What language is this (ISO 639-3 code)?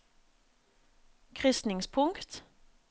nor